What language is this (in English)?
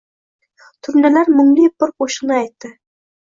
Uzbek